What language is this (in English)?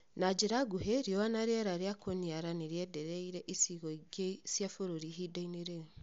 Kikuyu